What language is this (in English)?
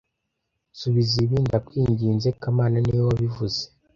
Kinyarwanda